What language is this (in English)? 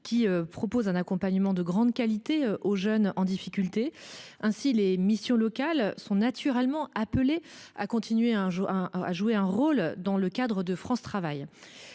French